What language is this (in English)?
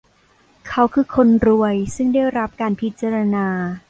Thai